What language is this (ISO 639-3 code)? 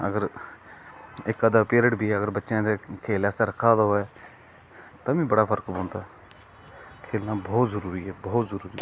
doi